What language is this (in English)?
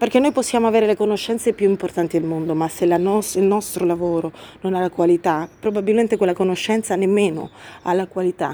Italian